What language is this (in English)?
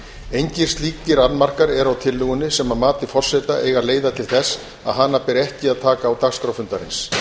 Icelandic